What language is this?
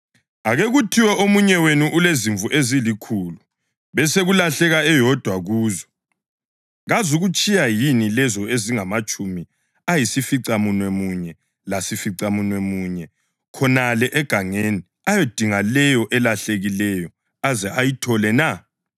North Ndebele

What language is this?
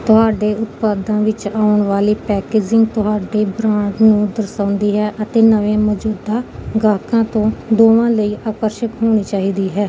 Punjabi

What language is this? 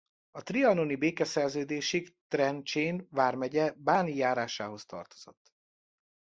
Hungarian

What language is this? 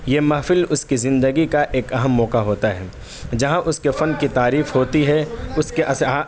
Urdu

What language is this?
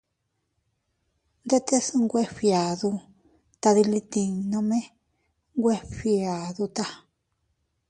Teutila Cuicatec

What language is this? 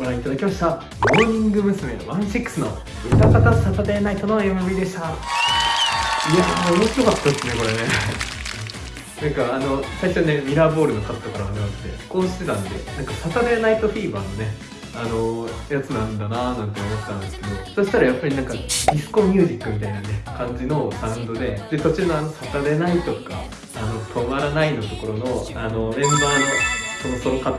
Japanese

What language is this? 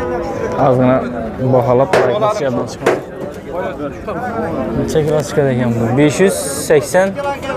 Turkish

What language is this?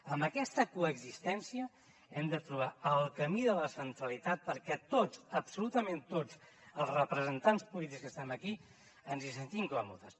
Catalan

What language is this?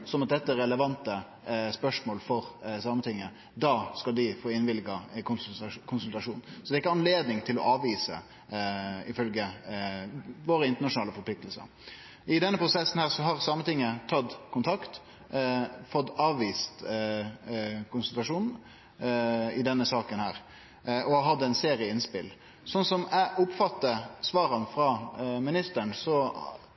Norwegian Nynorsk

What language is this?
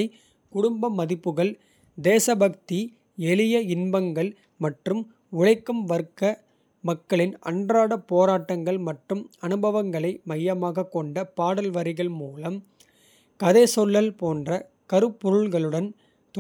Kota (India)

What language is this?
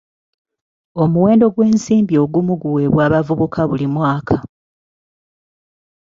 Ganda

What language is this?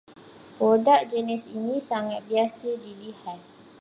Malay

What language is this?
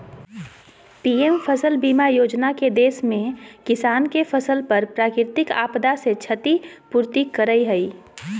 Magahi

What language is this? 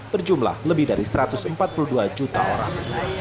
Indonesian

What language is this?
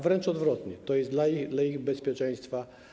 Polish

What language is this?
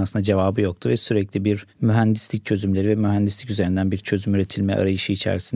Turkish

